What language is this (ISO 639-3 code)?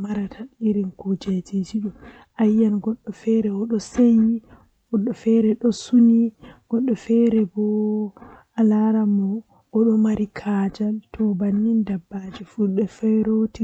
fuh